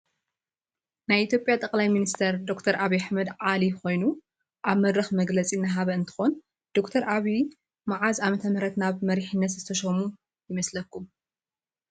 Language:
Tigrinya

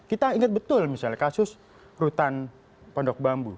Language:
Indonesian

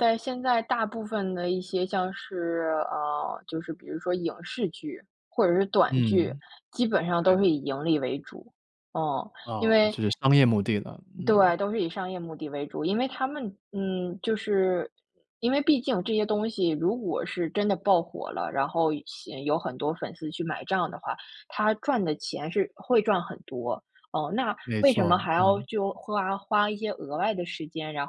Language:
Chinese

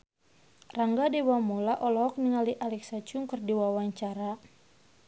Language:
Sundanese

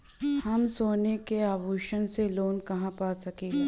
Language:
Bhojpuri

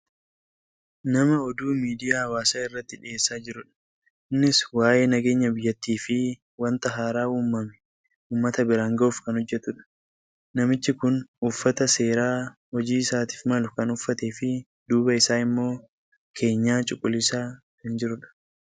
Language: Oromo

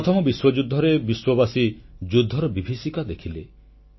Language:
Odia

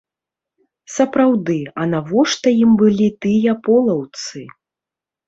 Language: Belarusian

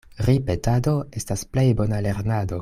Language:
Esperanto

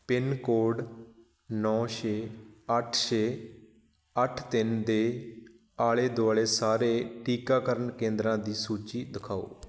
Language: Punjabi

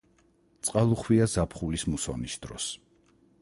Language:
Georgian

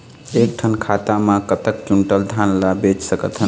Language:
Chhattisgarhi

